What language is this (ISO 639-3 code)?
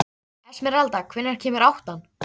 isl